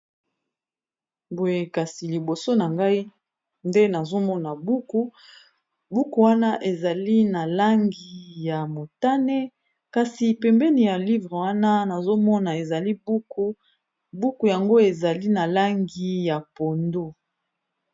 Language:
Lingala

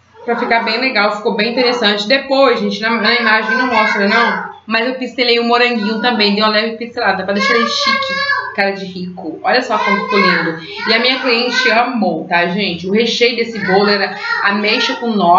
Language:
Portuguese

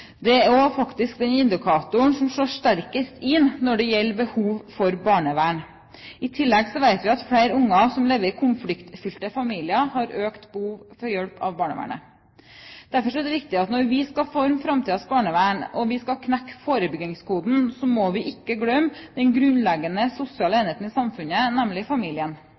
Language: Norwegian Bokmål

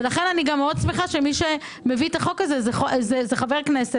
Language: Hebrew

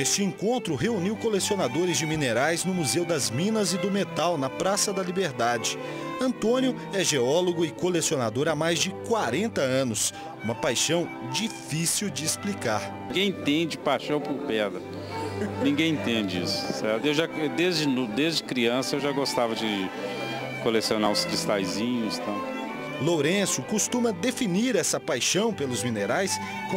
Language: Portuguese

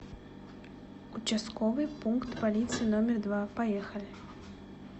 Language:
Russian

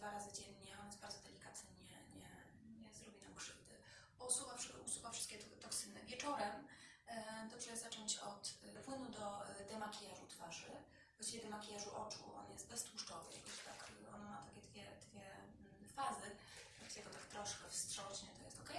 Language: Polish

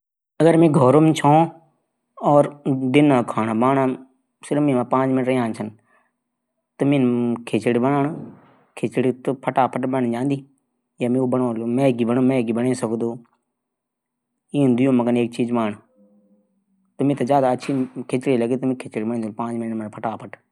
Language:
Garhwali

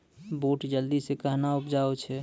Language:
Maithili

